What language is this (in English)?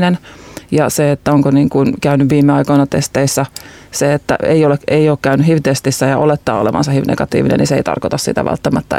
Finnish